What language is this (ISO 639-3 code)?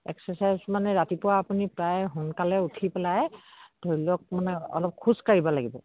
asm